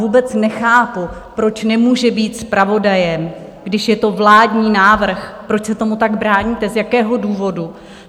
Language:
Czech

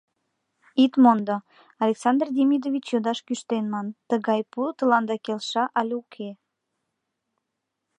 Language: Mari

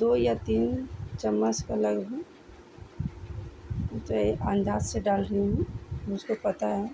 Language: Hindi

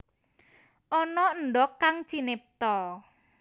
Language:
Javanese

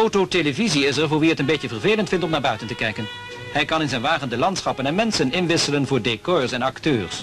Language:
Dutch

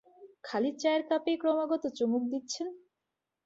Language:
Bangla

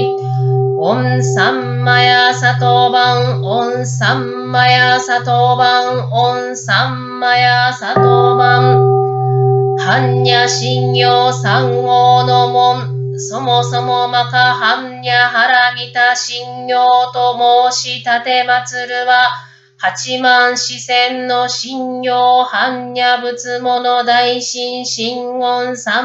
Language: Japanese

